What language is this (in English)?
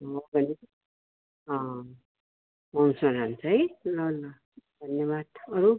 Nepali